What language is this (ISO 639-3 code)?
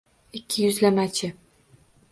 uzb